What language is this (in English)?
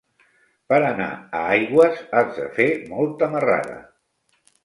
Catalan